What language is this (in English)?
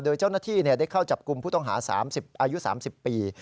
Thai